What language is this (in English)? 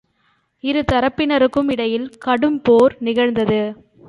Tamil